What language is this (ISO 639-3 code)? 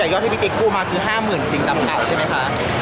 tha